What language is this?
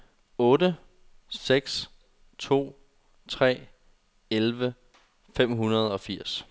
Danish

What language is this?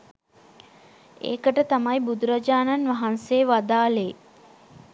Sinhala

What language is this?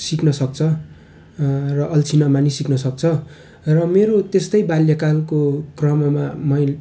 Nepali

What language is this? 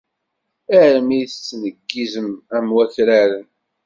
Kabyle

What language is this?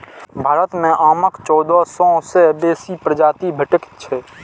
Maithili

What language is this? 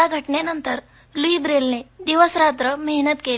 Marathi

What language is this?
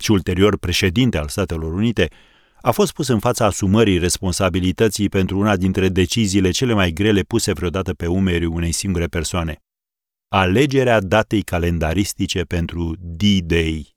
Romanian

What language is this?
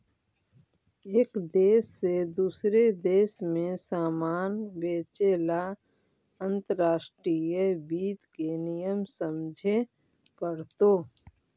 Magahi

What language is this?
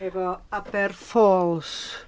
Welsh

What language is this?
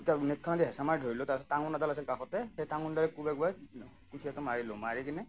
Assamese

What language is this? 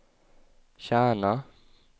Swedish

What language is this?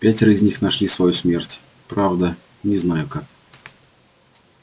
Russian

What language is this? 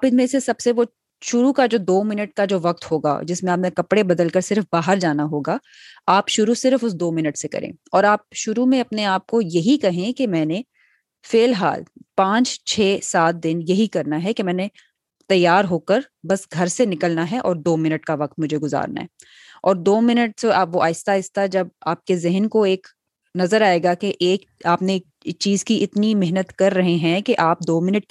Urdu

